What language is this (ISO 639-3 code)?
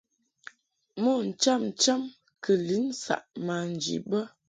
mhk